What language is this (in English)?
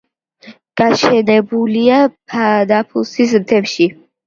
Georgian